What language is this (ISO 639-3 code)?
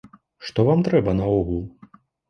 bel